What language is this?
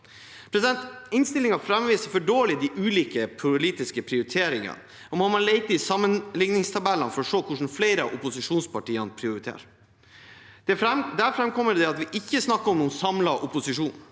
Norwegian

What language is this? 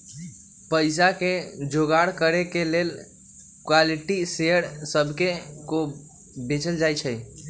Magahi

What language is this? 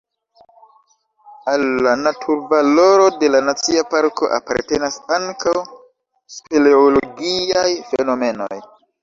Esperanto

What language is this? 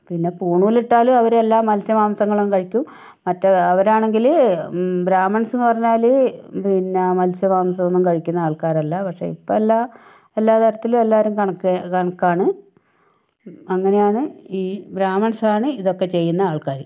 Malayalam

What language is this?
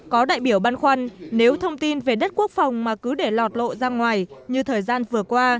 Vietnamese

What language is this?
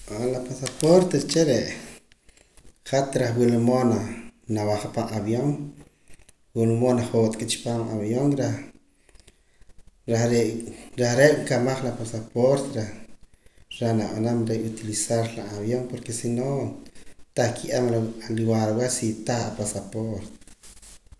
Poqomam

